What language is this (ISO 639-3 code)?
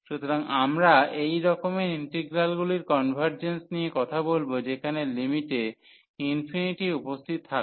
ben